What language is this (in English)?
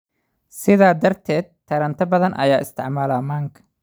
Somali